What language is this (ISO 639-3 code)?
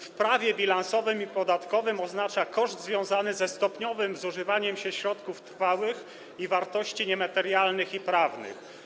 pol